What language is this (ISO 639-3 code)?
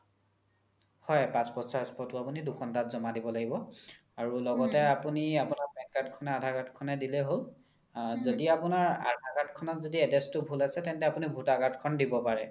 asm